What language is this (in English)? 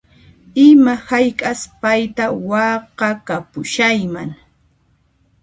Puno Quechua